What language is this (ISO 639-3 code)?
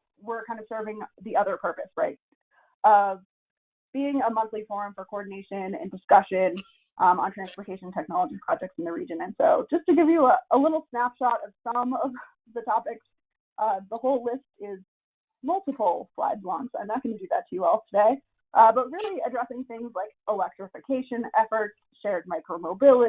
eng